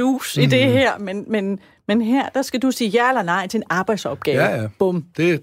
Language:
Danish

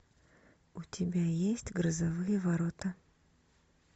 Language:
Russian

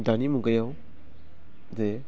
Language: Bodo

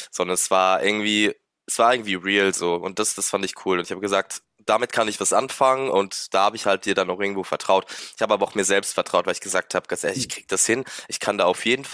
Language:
German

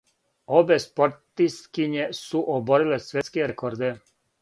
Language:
Serbian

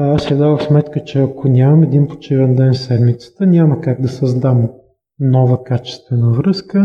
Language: Bulgarian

